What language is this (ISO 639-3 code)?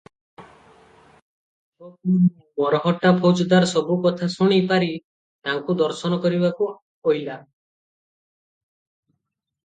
ori